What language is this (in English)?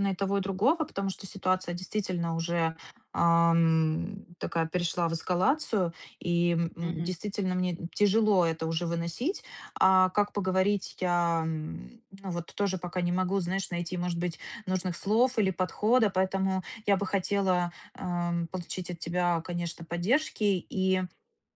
Russian